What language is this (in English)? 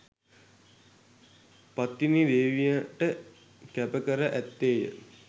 Sinhala